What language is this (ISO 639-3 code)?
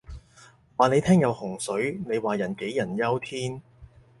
yue